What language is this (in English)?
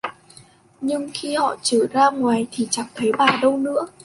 Vietnamese